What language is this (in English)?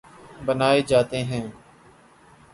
Urdu